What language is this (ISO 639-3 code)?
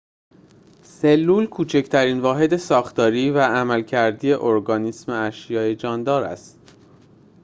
fas